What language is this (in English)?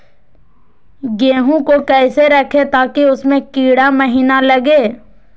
Magahi